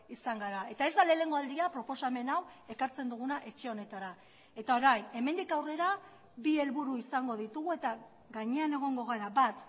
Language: Basque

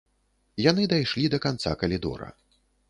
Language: Belarusian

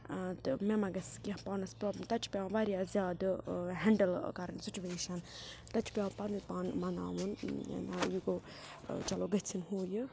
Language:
Kashmiri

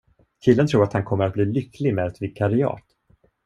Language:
Swedish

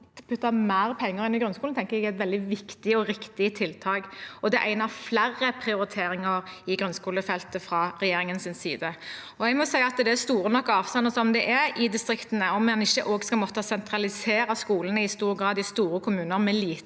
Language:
Norwegian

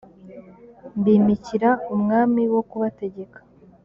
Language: Kinyarwanda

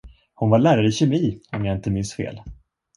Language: Swedish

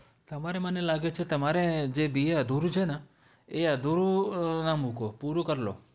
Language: Gujarati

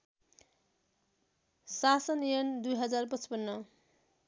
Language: Nepali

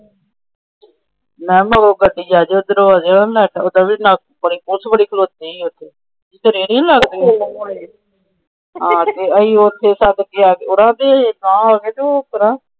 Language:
Punjabi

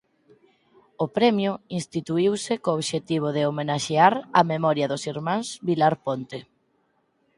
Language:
Galician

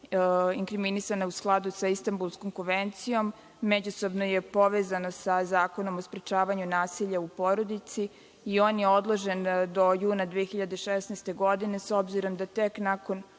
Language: Serbian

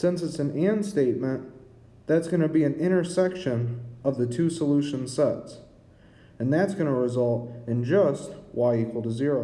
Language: English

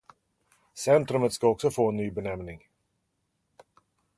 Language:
Swedish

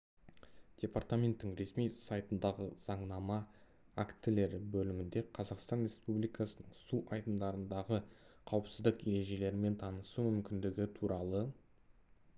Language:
Kazakh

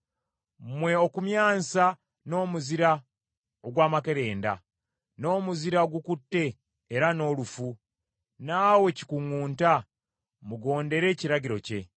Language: Ganda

